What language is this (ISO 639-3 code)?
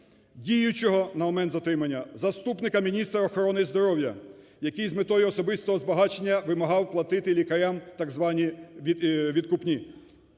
ukr